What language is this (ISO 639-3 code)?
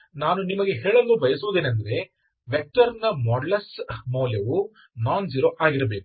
kan